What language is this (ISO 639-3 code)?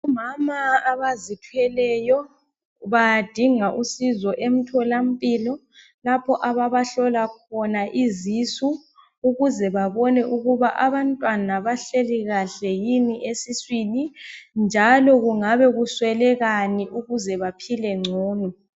nde